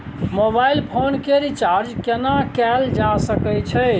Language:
Maithili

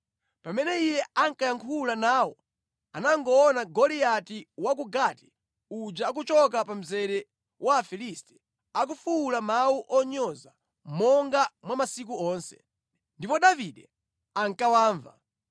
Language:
Nyanja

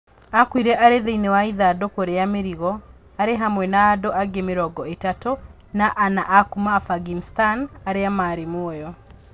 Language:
Kikuyu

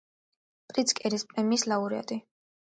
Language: Georgian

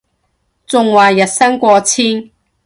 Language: Cantonese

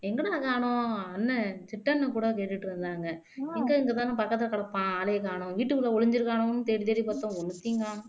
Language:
Tamil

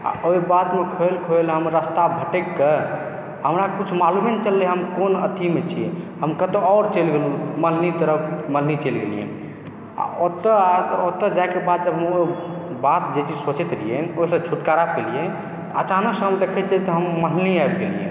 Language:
Maithili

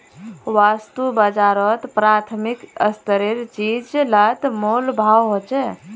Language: Magahi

